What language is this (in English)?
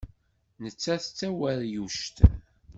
Kabyle